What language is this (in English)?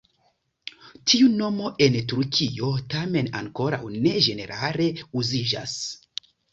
Esperanto